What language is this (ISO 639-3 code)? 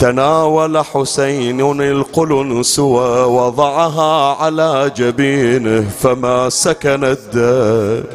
ara